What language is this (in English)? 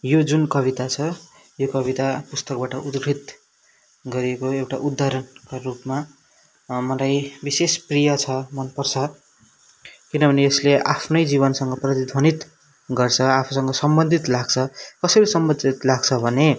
Nepali